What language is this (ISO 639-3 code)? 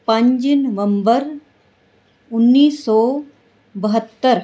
pan